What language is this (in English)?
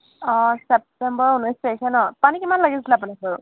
Assamese